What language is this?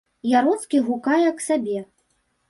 Belarusian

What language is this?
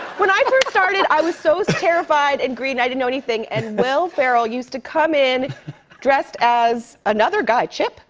English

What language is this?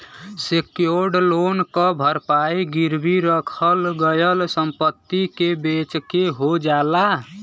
Bhojpuri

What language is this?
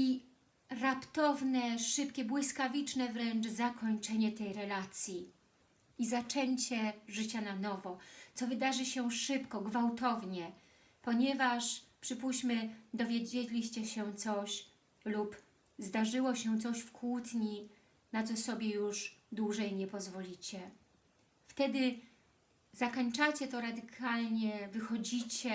Polish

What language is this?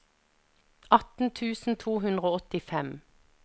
Norwegian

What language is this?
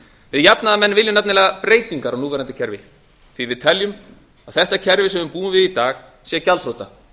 Icelandic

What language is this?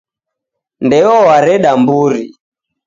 Taita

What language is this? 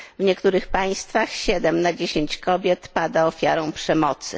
Polish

